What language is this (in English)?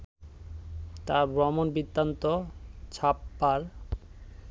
Bangla